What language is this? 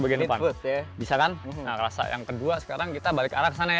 Indonesian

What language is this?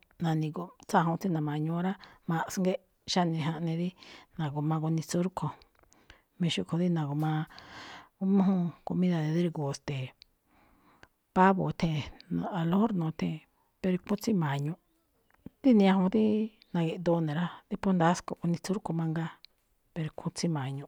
Malinaltepec Me'phaa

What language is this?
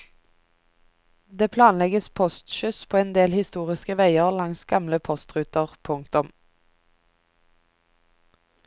Norwegian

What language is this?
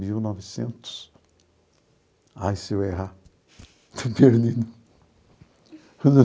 Portuguese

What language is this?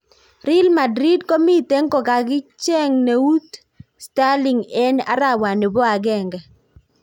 Kalenjin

